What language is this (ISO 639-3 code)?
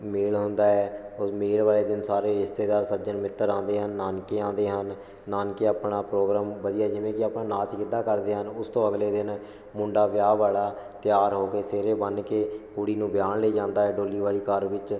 pan